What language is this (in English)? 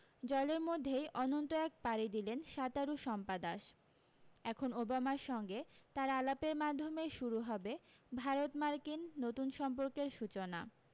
Bangla